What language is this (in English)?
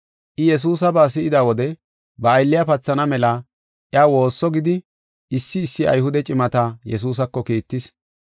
Gofa